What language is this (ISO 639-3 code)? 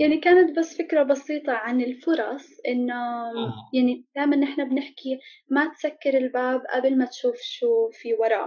ara